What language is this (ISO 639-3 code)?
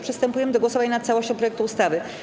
pol